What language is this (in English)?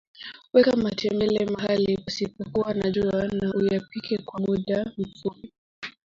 Swahili